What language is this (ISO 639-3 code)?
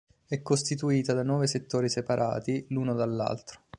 ita